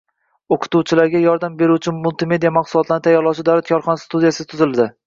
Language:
Uzbek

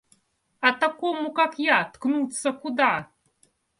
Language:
Russian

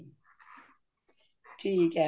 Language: Punjabi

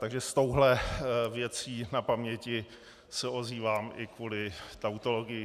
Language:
Czech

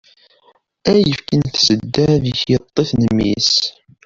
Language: Kabyle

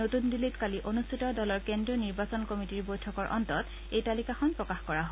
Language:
Assamese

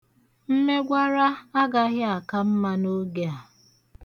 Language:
Igbo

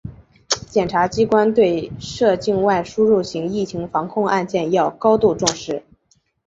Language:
Chinese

